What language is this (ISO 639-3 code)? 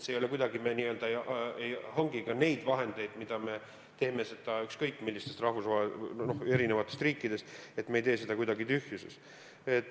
est